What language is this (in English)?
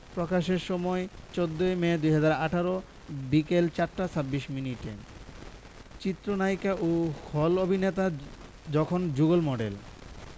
Bangla